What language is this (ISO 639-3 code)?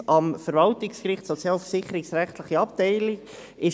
gsw